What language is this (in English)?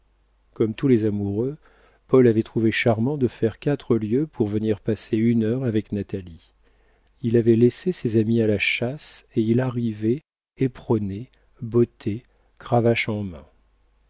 French